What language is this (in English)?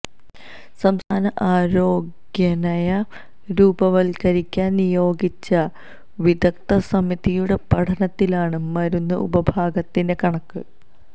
Malayalam